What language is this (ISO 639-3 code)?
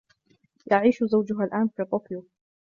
ara